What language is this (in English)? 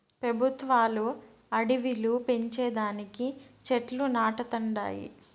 Telugu